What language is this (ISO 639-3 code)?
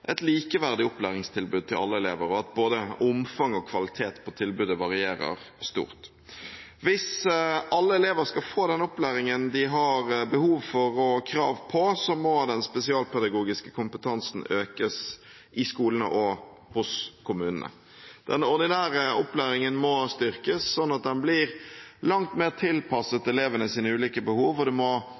nob